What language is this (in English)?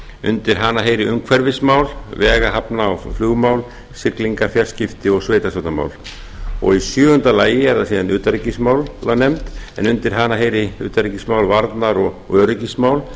Icelandic